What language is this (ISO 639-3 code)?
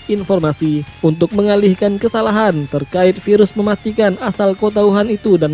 ind